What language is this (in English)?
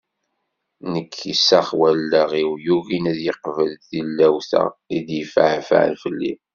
Kabyle